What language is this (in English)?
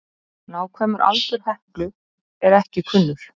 Icelandic